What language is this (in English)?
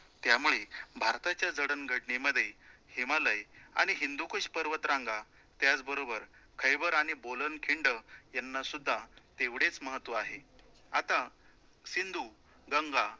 Marathi